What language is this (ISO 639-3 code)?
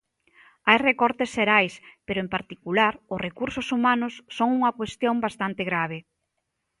glg